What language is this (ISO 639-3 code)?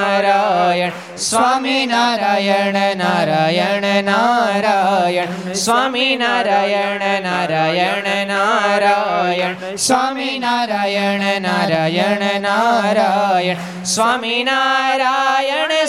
guj